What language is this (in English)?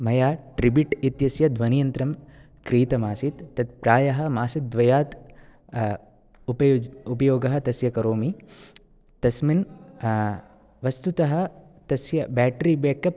Sanskrit